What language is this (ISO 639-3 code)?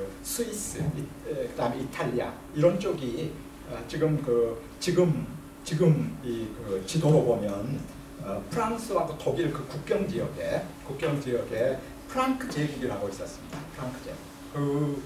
kor